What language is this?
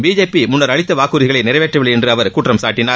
Tamil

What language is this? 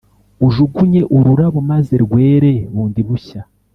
Kinyarwanda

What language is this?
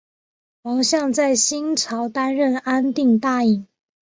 Chinese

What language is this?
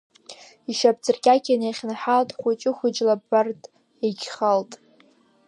Abkhazian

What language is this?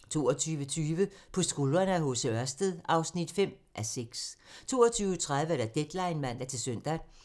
Danish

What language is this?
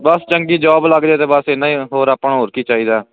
Punjabi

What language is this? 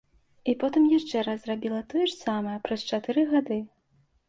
Belarusian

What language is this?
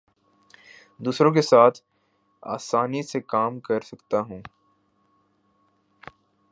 Urdu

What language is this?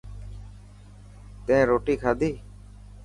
Dhatki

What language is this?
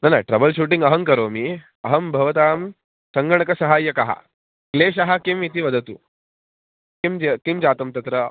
Sanskrit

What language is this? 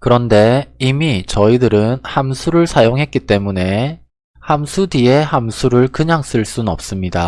Korean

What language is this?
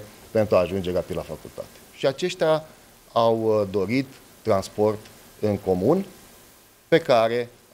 Romanian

